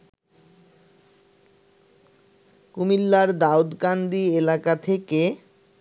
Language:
Bangla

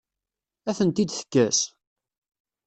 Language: Kabyle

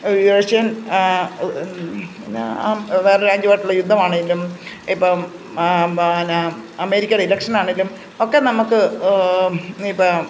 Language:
Malayalam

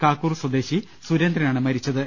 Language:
Malayalam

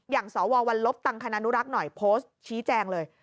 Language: Thai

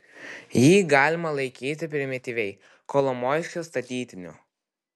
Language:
Lithuanian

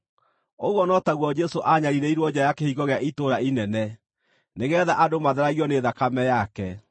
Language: Kikuyu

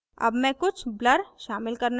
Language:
Hindi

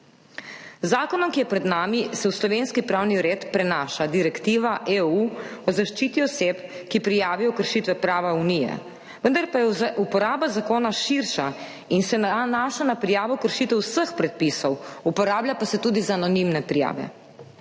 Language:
Slovenian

